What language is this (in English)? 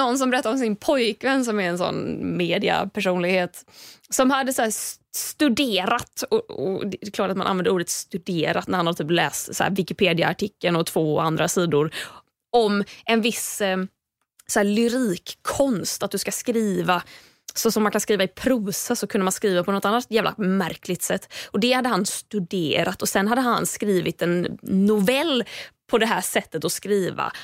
Swedish